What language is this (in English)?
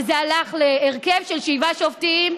Hebrew